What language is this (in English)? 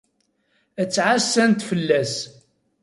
Kabyle